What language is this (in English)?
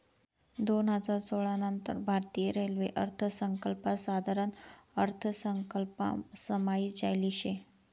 Marathi